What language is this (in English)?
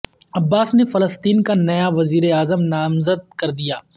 Urdu